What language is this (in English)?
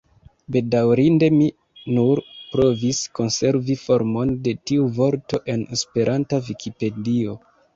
Esperanto